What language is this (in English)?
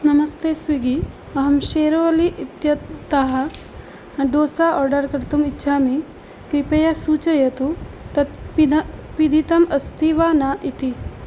Sanskrit